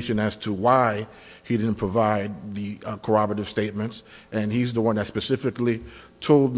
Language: English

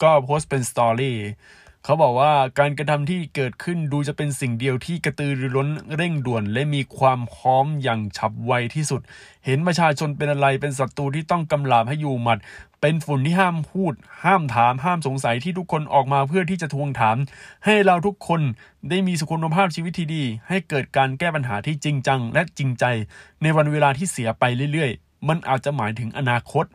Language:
Thai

